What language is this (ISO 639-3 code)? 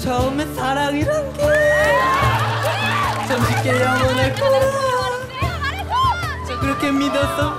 kor